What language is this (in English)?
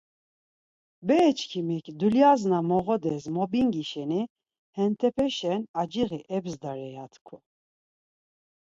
Laz